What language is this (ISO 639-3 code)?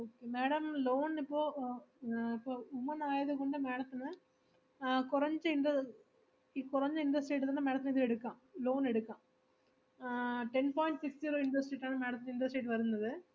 mal